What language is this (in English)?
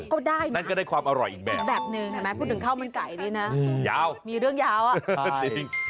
Thai